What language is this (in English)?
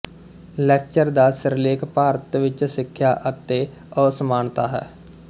Punjabi